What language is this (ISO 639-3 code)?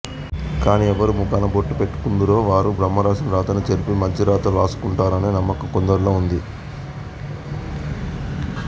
tel